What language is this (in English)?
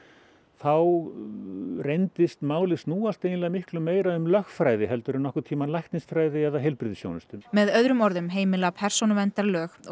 Icelandic